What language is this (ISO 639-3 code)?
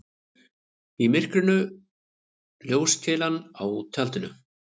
isl